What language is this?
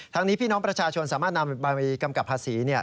Thai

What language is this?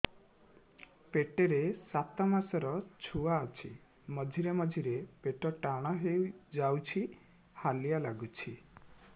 Odia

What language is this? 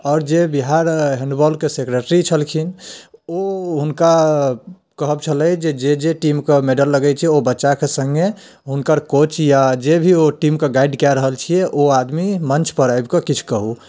Maithili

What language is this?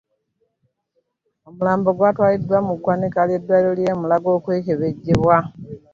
Ganda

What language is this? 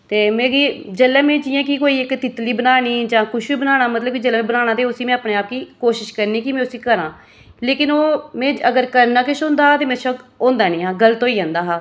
Dogri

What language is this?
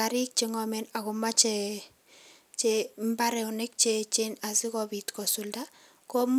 Kalenjin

